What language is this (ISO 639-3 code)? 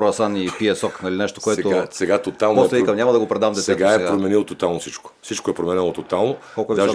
bul